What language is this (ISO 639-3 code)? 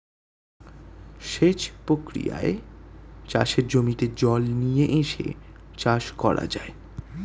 ben